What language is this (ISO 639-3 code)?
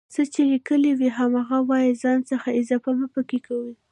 pus